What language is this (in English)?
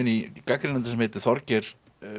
Icelandic